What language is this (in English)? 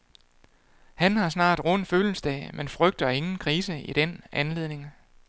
Danish